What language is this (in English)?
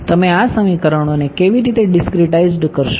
Gujarati